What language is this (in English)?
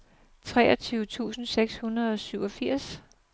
Danish